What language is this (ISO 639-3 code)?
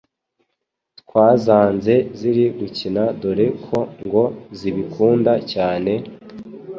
kin